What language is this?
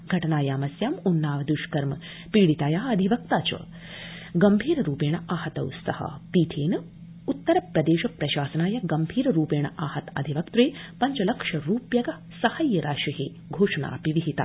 Sanskrit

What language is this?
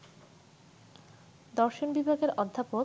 Bangla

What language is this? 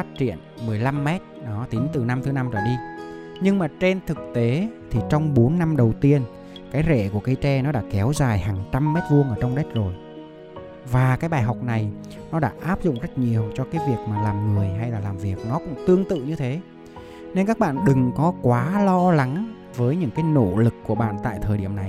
Vietnamese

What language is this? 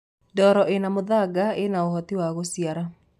Kikuyu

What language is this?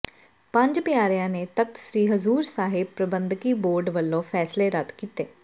Punjabi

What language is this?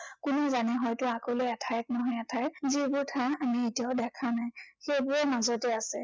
Assamese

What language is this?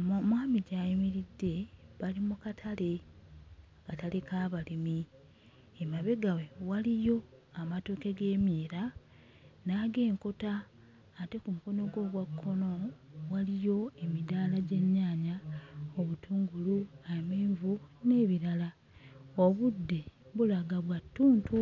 Ganda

